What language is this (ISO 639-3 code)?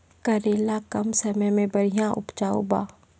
mai